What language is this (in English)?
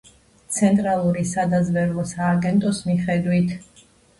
Georgian